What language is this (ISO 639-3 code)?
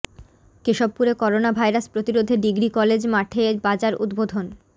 ben